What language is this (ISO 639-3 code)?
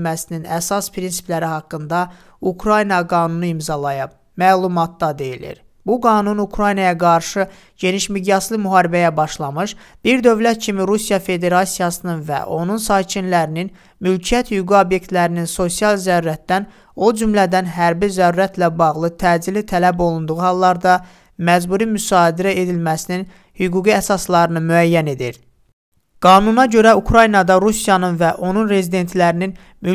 tur